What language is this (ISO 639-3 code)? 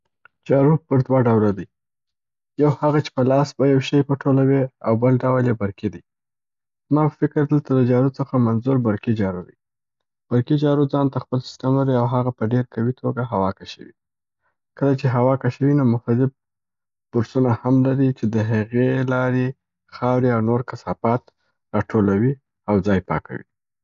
pbt